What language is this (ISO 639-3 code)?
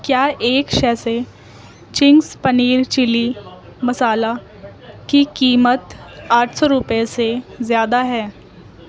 urd